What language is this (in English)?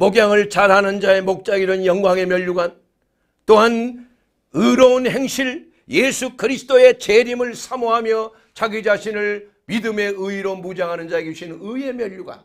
Korean